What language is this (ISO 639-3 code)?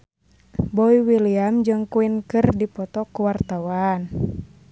sun